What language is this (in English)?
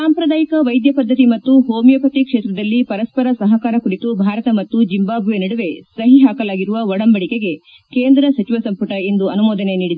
Kannada